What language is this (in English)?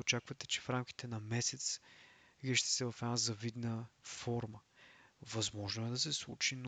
Bulgarian